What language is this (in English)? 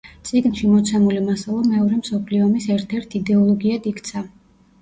Georgian